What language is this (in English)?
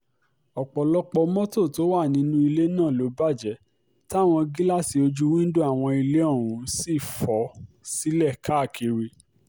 Yoruba